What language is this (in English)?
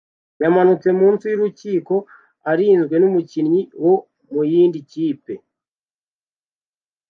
Kinyarwanda